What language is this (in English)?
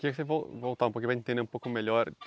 Portuguese